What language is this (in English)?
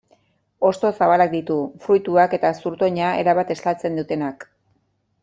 Basque